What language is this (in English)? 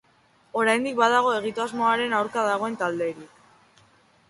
Basque